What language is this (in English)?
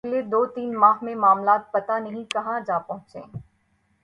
Urdu